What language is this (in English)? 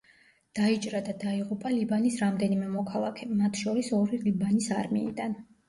Georgian